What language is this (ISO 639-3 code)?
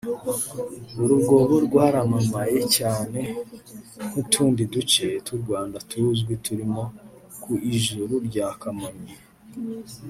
kin